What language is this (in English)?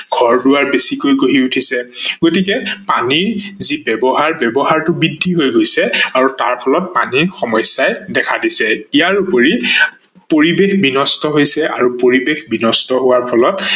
Assamese